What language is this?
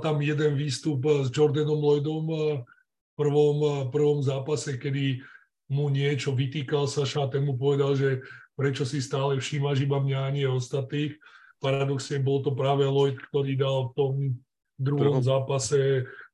Slovak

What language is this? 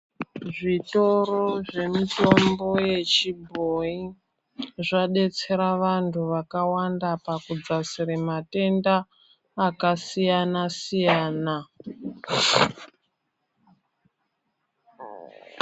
Ndau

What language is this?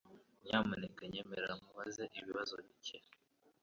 Kinyarwanda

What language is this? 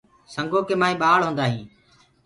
Gurgula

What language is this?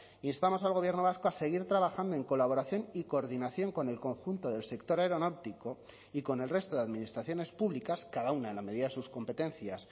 Spanish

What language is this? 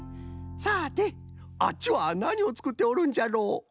Japanese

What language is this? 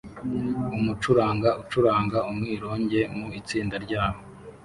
Kinyarwanda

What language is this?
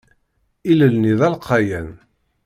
Kabyle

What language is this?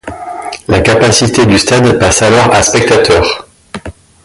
French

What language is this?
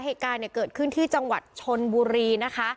Thai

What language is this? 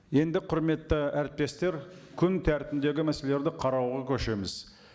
Kazakh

